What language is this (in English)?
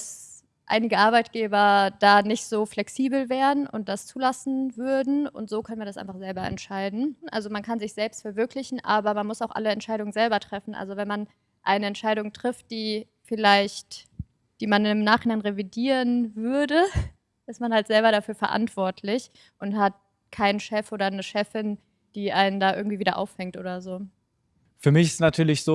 German